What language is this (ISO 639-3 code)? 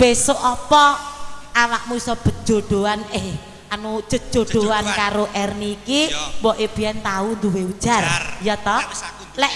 ind